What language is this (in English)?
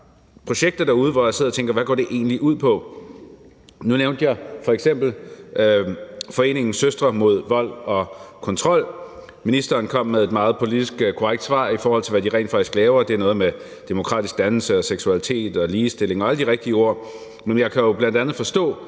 Danish